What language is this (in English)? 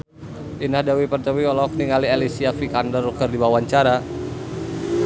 Sundanese